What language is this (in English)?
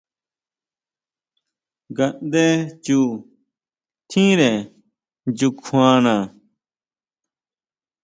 Huautla Mazatec